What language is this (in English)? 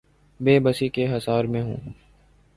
Urdu